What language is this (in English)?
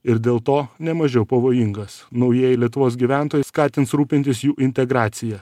Lithuanian